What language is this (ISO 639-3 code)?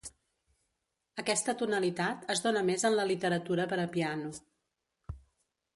cat